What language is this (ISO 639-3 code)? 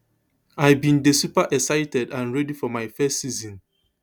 pcm